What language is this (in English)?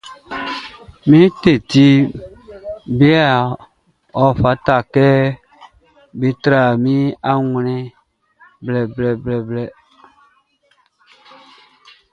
Baoulé